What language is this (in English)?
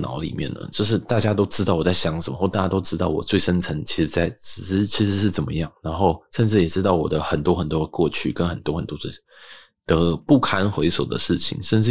Chinese